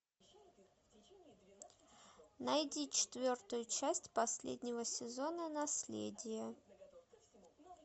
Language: Russian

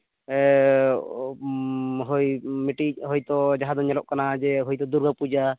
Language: Santali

